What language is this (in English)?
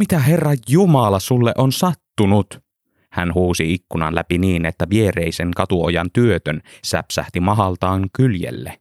Finnish